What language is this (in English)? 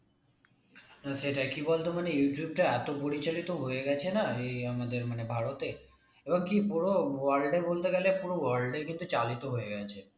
Bangla